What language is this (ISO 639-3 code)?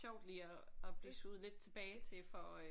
dan